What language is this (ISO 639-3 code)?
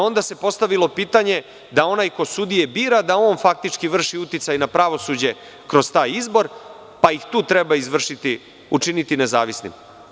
srp